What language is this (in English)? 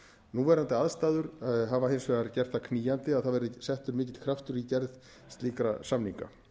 Icelandic